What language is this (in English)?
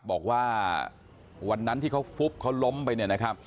Thai